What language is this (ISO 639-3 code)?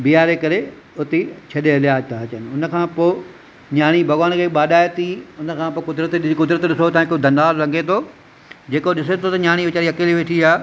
snd